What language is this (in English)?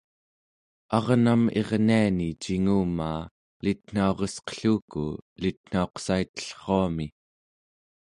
Central Yupik